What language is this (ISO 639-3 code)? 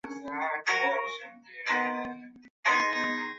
zho